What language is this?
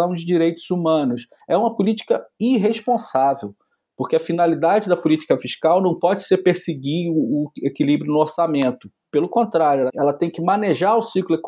Portuguese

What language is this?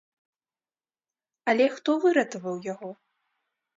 Belarusian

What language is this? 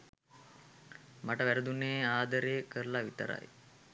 Sinhala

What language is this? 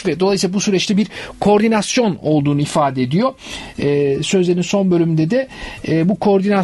Turkish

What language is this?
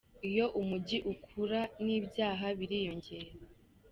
Kinyarwanda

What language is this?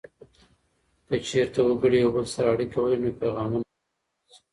Pashto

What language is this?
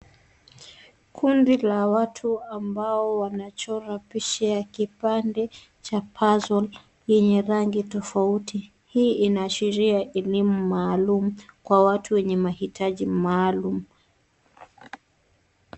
Swahili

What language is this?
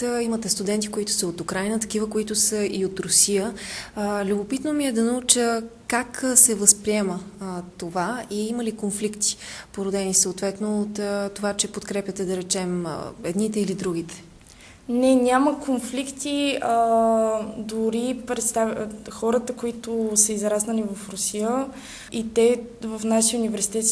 Bulgarian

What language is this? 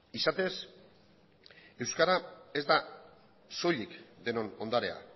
Basque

